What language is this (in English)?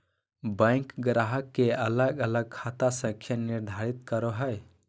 Magahi